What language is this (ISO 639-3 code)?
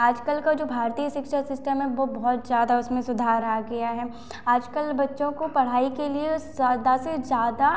hin